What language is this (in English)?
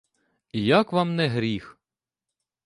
Ukrainian